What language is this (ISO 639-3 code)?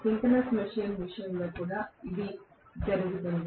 tel